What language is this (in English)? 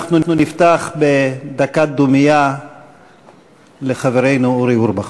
Hebrew